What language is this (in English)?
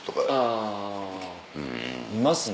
Japanese